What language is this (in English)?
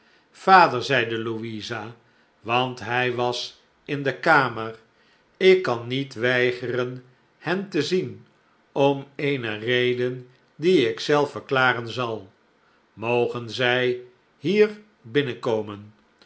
Dutch